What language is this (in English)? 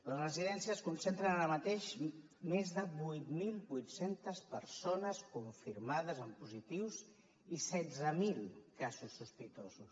Catalan